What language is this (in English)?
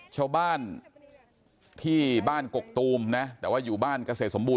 Thai